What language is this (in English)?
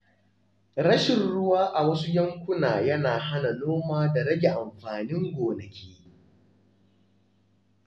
Hausa